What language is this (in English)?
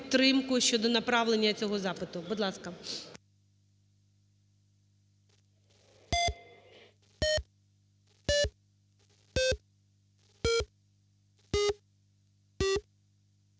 Ukrainian